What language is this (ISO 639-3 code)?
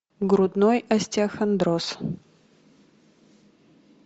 rus